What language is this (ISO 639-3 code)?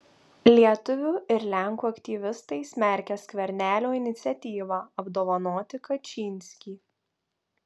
lit